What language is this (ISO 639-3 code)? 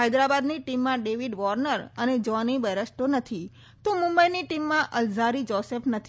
guj